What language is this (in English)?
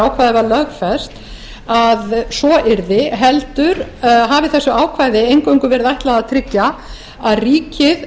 Icelandic